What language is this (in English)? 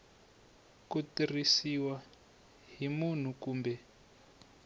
Tsonga